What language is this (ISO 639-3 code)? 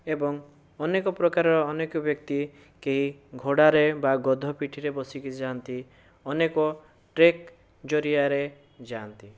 ori